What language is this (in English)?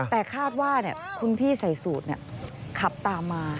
Thai